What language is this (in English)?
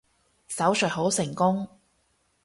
Cantonese